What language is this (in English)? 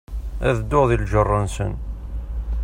Kabyle